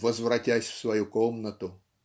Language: Russian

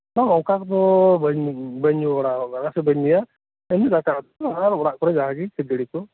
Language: Santali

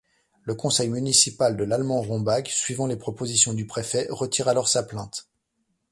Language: French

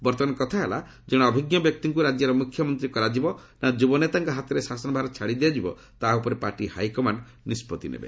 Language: Odia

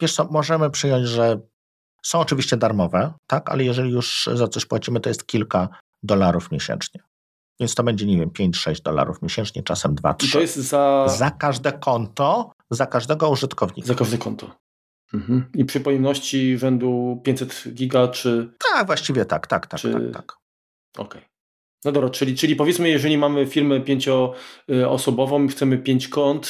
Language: Polish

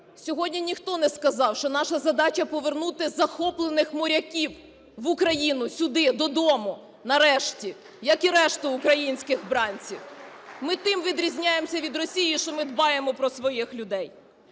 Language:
Ukrainian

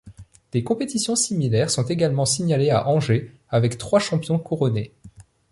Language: French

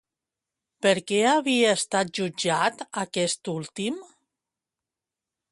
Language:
Catalan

